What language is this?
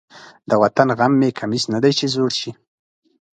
Pashto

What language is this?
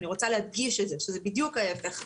Hebrew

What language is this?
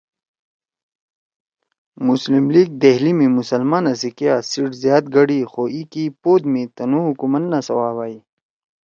Torwali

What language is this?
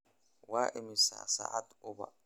Somali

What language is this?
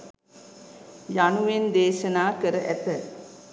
Sinhala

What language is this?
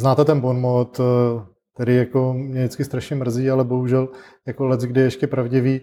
Czech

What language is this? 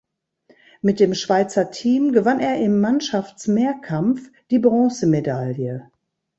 German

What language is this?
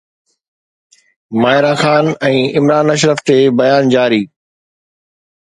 Sindhi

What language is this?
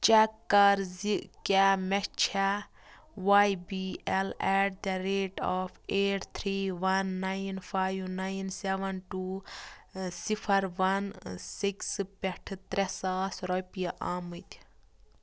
Kashmiri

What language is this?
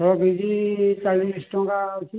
Odia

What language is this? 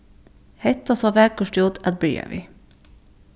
Faroese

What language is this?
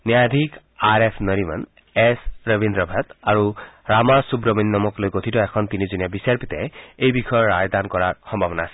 Assamese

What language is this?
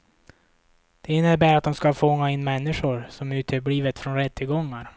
Swedish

